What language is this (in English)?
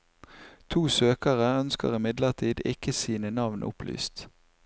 Norwegian